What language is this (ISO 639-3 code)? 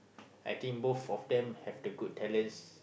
eng